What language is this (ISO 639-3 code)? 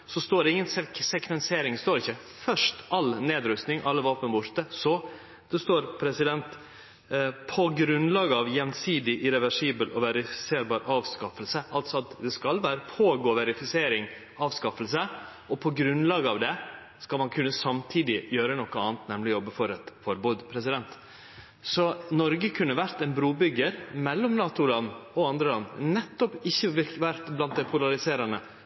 nno